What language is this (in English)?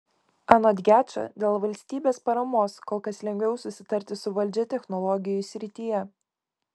Lithuanian